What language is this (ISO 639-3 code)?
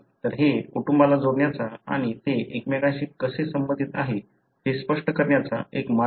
mar